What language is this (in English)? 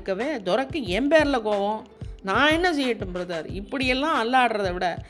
Tamil